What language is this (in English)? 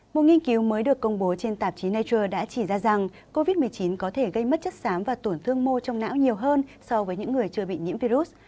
Vietnamese